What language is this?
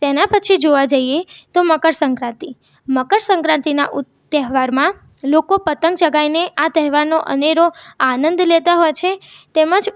Gujarati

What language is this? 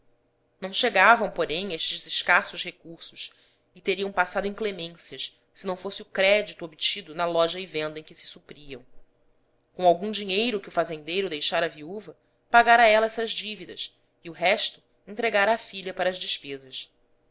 Portuguese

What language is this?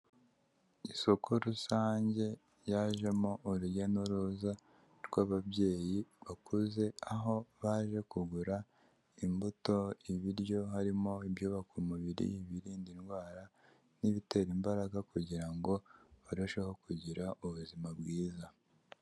Kinyarwanda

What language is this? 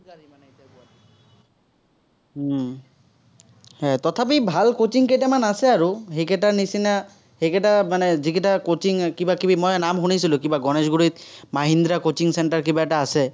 Assamese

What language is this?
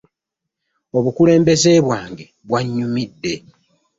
Ganda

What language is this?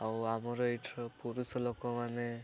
Odia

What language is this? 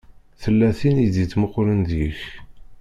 Kabyle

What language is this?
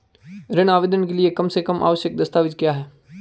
Hindi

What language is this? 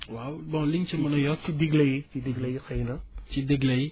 Wolof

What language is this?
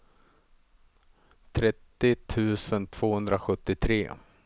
Swedish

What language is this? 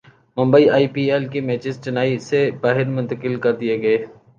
Urdu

